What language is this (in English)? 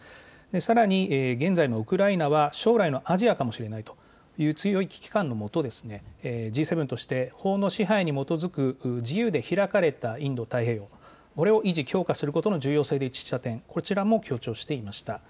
Japanese